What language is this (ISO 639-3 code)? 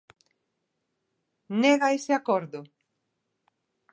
glg